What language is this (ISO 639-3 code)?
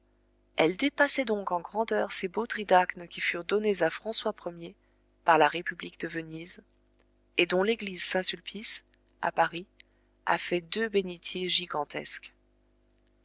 fra